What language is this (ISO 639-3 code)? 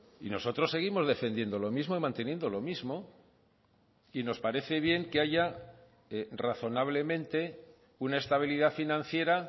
spa